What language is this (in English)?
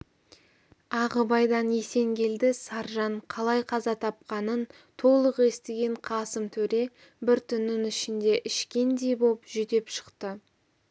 Kazakh